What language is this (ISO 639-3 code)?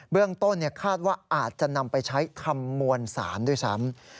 tha